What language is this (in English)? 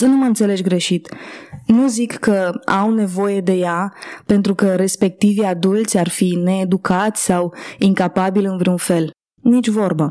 Romanian